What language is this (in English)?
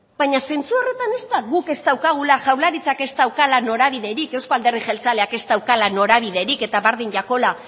Basque